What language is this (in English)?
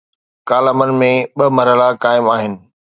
Sindhi